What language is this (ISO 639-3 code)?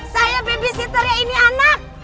ind